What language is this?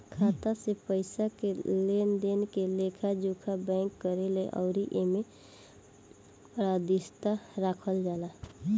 Bhojpuri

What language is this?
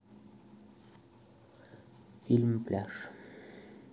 Russian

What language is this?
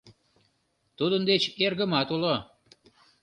Mari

